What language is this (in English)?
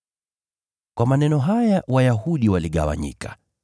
Swahili